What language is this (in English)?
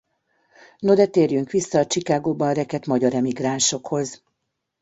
Hungarian